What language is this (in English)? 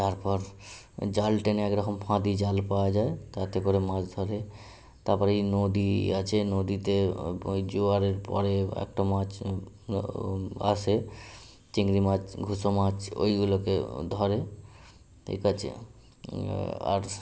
Bangla